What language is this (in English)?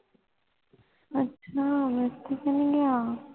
Punjabi